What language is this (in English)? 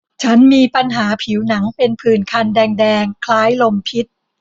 Thai